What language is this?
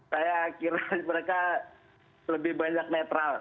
Indonesian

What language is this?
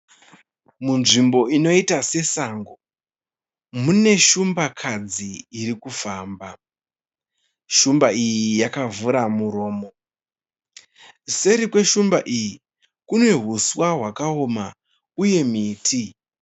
Shona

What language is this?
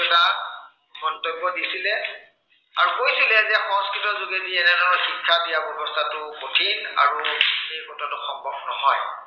Assamese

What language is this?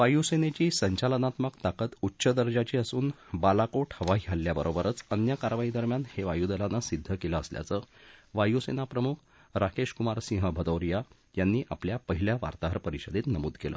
Marathi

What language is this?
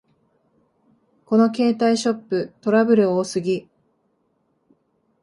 Japanese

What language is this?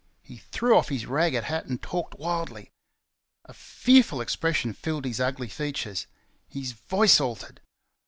English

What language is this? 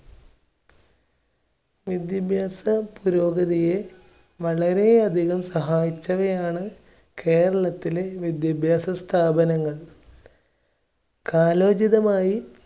Malayalam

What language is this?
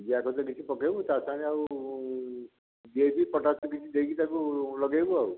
Odia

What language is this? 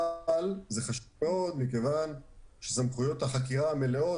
Hebrew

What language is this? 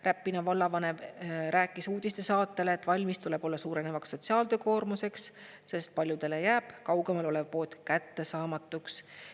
Estonian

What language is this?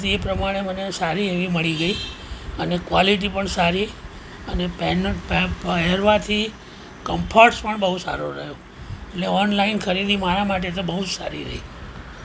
Gujarati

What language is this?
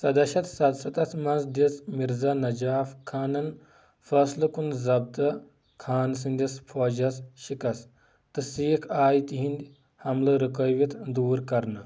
Kashmiri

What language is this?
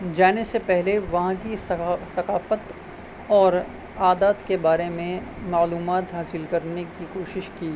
Urdu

